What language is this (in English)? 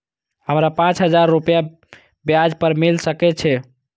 Maithili